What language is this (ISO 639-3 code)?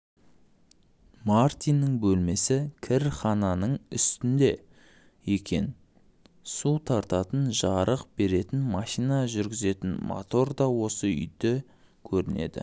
kaz